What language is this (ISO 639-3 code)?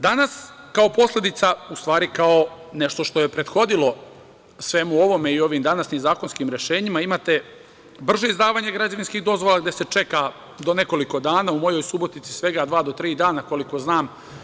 srp